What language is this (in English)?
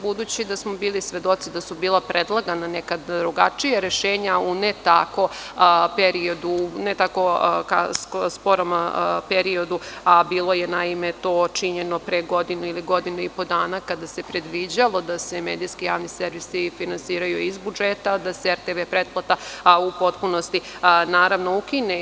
Serbian